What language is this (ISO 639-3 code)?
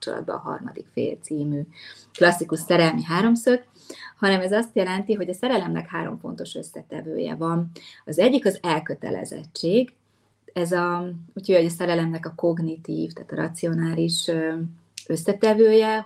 hun